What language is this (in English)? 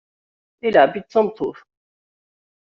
Kabyle